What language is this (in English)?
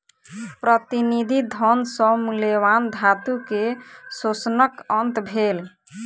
Maithili